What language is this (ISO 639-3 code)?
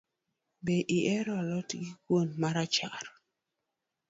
luo